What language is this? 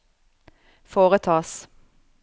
Norwegian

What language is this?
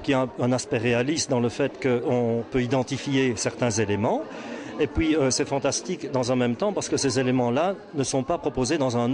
French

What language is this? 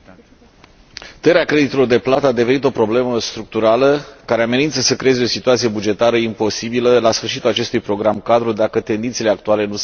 Romanian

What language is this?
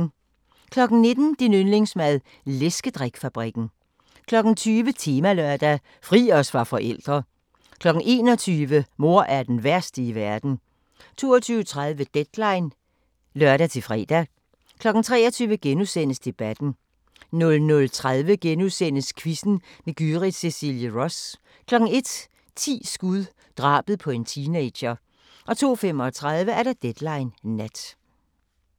Danish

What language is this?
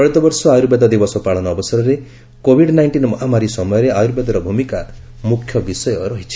Odia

